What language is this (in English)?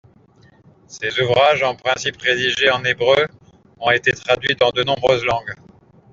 French